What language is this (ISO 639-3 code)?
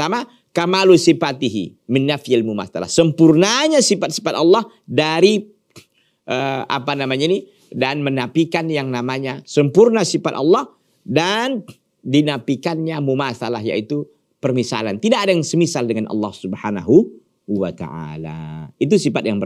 ind